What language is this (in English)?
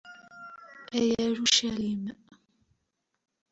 Kabyle